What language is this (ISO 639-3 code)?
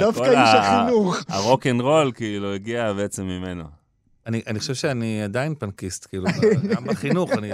heb